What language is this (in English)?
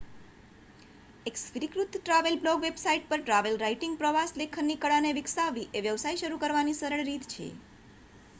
Gujarati